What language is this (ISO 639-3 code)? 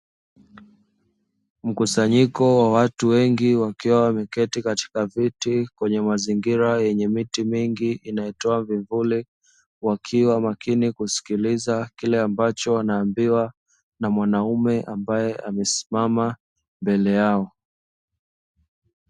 swa